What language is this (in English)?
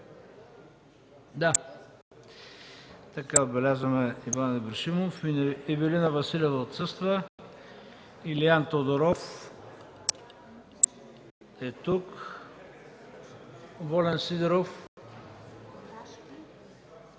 Bulgarian